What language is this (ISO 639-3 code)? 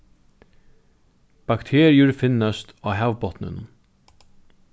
fao